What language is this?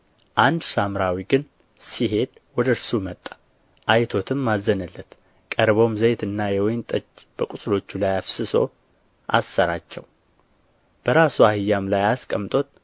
Amharic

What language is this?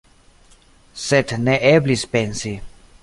Esperanto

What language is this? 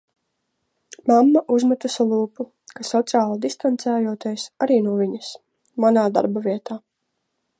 Latvian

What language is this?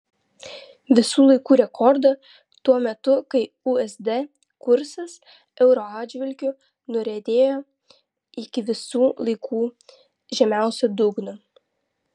Lithuanian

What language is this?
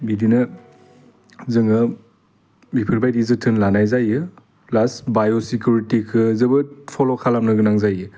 Bodo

